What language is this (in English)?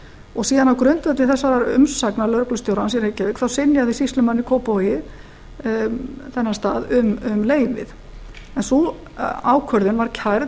Icelandic